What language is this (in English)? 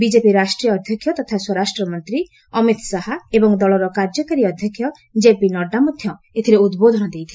Odia